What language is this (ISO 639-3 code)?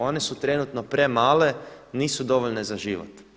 hrv